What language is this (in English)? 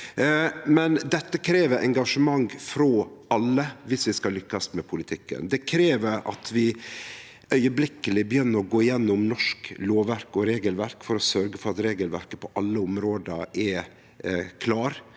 Norwegian